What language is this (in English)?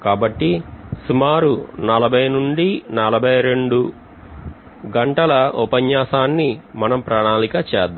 Telugu